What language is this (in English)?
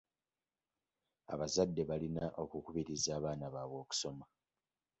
Ganda